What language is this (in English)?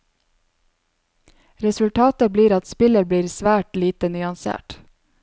Norwegian